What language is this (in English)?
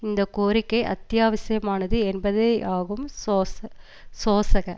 Tamil